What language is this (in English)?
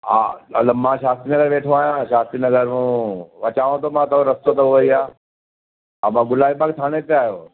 Sindhi